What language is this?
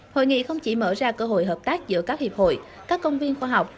Vietnamese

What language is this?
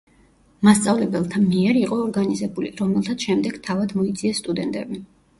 Georgian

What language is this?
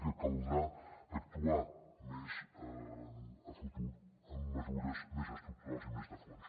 Catalan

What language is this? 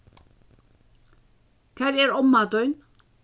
Faroese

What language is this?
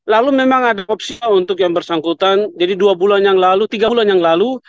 Indonesian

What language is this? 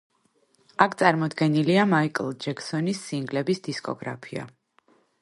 Georgian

